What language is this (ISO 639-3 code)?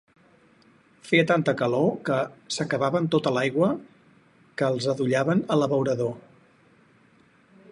cat